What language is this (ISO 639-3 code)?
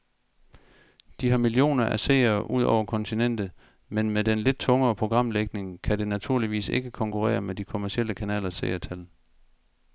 dan